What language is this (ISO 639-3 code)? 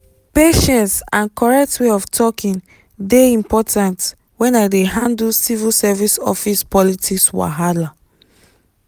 pcm